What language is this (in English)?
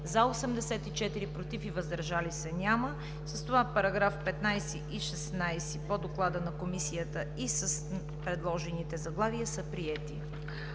Bulgarian